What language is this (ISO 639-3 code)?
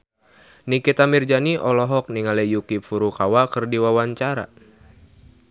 sun